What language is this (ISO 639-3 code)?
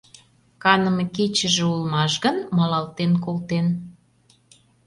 chm